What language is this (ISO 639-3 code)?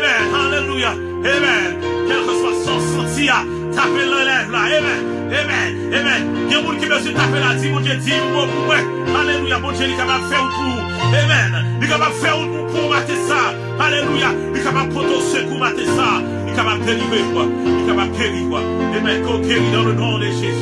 fra